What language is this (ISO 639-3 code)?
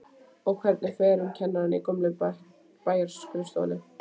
isl